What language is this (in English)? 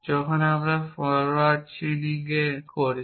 Bangla